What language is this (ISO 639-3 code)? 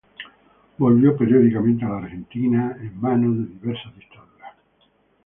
spa